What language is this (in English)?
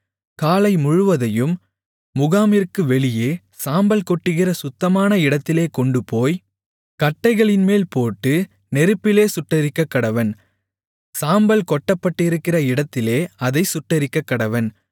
Tamil